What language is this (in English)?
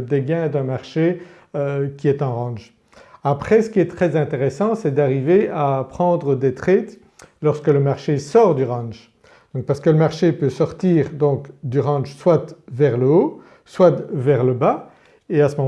French